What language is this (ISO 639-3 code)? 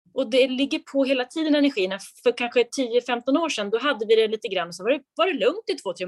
swe